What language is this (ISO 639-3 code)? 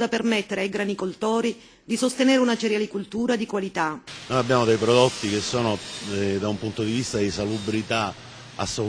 ita